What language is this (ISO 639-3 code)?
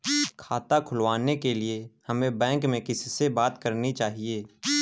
hin